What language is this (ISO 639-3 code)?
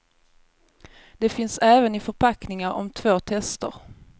swe